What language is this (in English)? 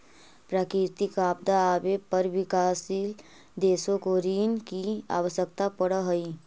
Magahi